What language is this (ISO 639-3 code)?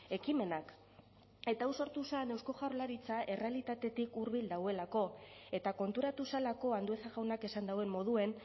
eus